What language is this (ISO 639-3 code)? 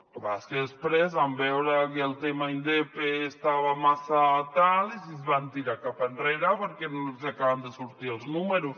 cat